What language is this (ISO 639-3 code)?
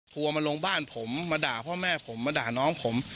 tha